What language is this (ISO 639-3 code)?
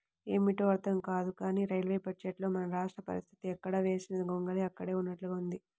tel